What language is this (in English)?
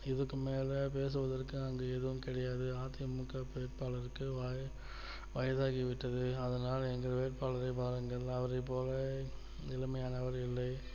Tamil